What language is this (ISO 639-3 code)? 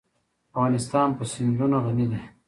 pus